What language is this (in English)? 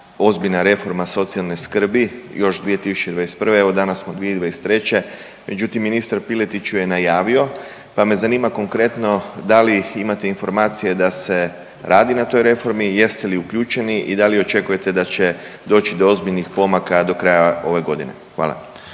Croatian